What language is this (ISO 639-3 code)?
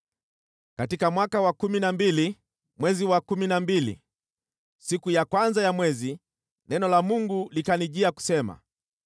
swa